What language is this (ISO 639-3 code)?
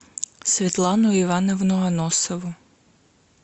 rus